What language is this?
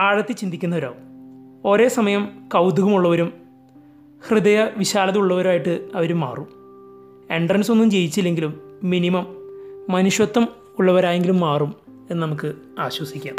Malayalam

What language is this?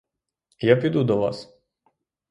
Ukrainian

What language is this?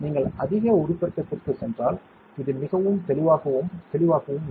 Tamil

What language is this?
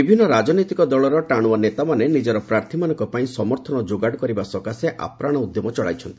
Odia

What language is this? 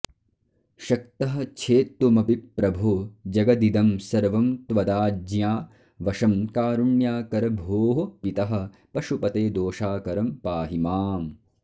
Sanskrit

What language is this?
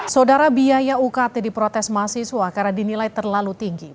Indonesian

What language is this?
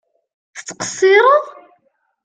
Kabyle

